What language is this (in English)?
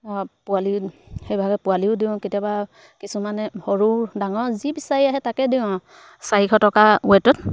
Assamese